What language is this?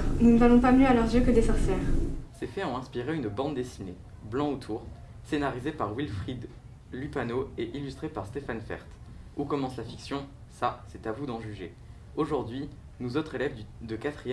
French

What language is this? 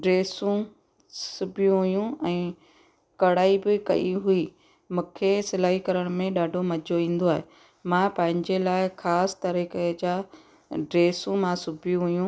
Sindhi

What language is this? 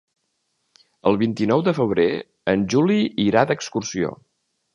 Catalan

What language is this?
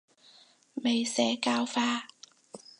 Cantonese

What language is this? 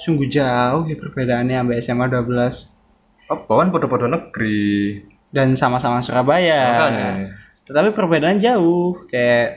Indonesian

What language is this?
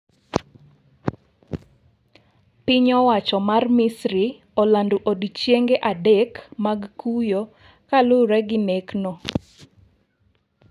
Luo (Kenya and Tanzania)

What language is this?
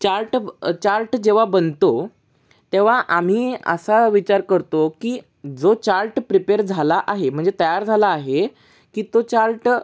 Marathi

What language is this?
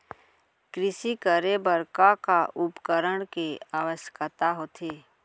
Chhattisgarhi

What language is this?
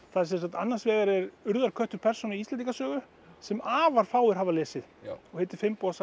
Icelandic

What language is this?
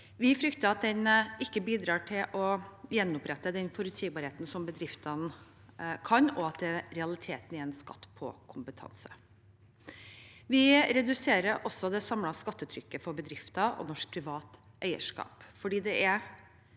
Norwegian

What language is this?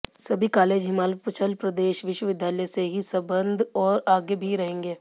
Hindi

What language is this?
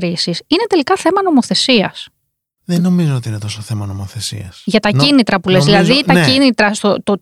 Greek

